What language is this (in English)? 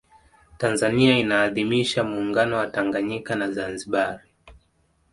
Swahili